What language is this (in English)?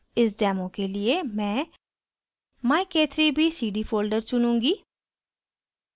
Hindi